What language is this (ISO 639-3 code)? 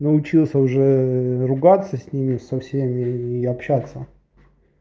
rus